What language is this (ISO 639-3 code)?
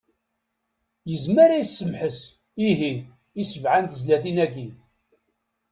kab